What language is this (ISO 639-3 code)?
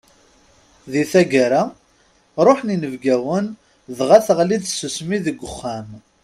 kab